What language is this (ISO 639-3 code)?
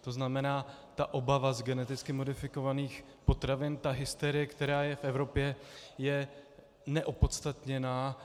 ces